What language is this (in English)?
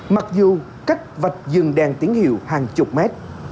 Vietnamese